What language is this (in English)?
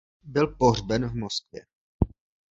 Czech